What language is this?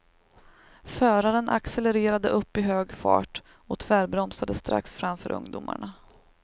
Swedish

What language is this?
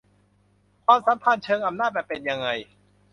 Thai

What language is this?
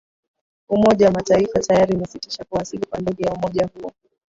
Swahili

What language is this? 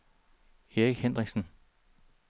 Danish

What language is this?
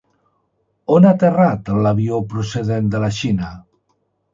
Catalan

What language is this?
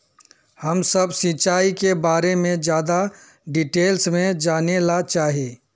Magahi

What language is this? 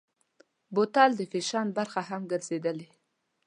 Pashto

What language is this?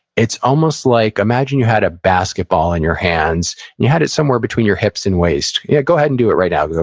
English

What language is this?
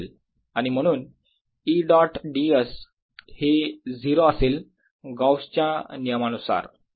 Marathi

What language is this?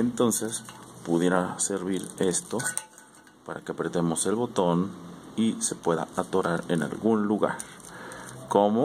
Spanish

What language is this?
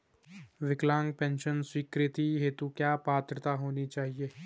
Hindi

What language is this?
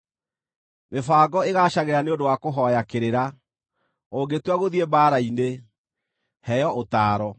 Kikuyu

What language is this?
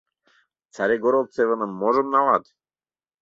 Mari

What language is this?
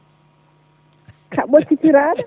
Fula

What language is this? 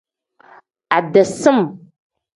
Tem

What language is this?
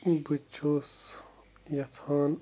Kashmiri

